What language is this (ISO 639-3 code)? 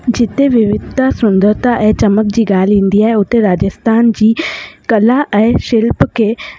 snd